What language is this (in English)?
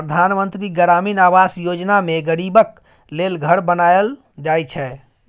Maithili